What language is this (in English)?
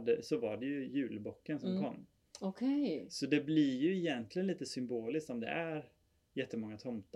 Swedish